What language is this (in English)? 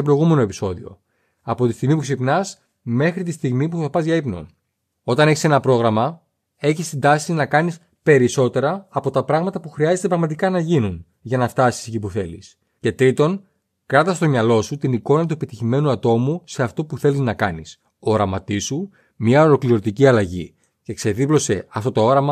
Greek